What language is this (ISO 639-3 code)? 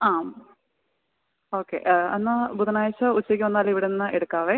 mal